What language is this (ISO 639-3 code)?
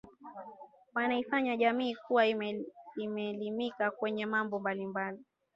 swa